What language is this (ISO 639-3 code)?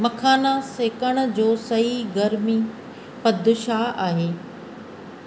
snd